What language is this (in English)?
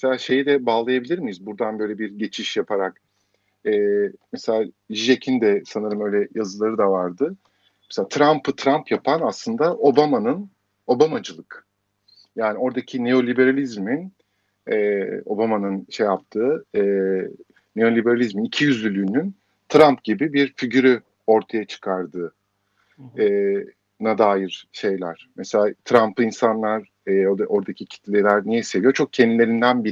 Turkish